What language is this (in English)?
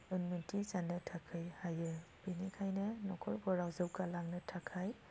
Bodo